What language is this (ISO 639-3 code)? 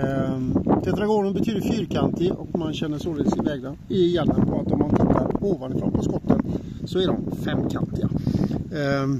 swe